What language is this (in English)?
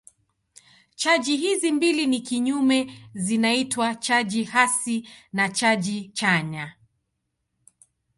Swahili